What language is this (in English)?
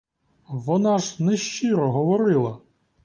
Ukrainian